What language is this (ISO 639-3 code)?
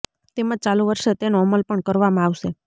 guj